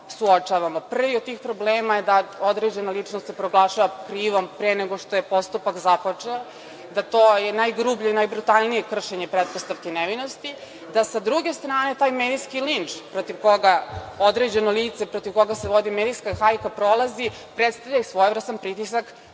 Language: Serbian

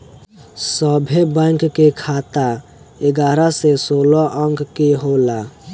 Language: Bhojpuri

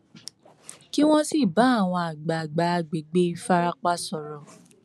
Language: Yoruba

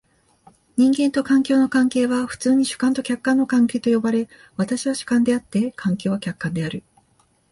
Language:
Japanese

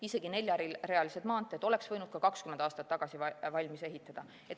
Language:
Estonian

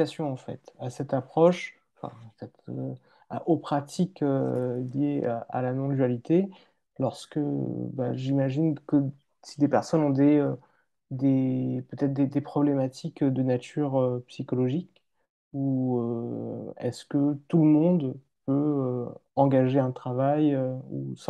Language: French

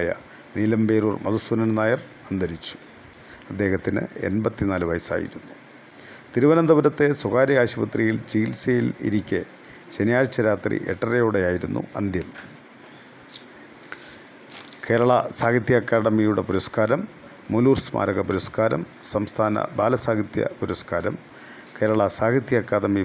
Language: Malayalam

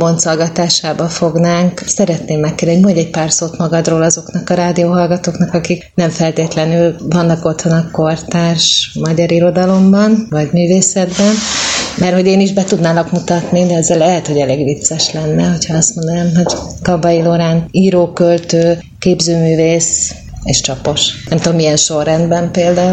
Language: Hungarian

